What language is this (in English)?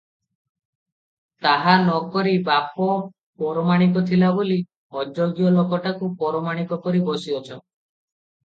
Odia